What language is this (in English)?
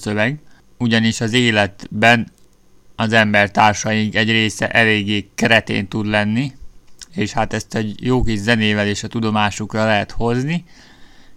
Hungarian